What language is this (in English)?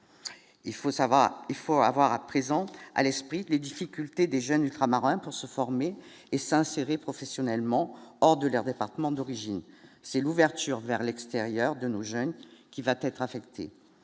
French